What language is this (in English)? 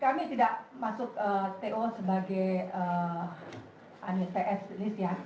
Indonesian